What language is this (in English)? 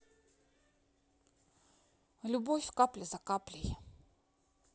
Russian